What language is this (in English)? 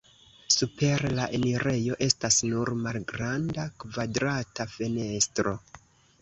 Esperanto